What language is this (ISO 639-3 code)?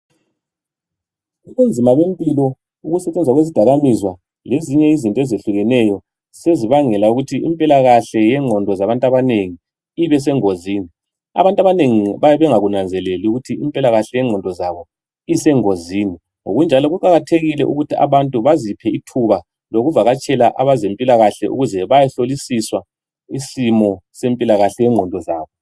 nde